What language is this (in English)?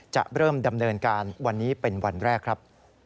Thai